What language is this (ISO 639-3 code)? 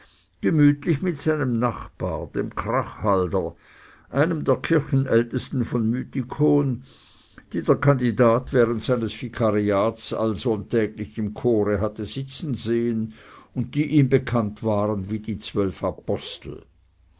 deu